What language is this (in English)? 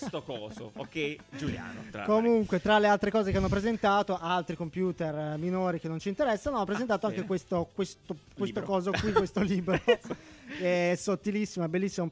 Italian